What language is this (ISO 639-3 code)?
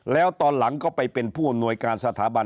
tha